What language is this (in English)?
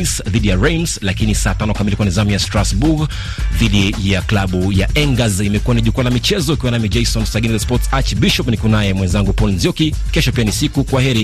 Swahili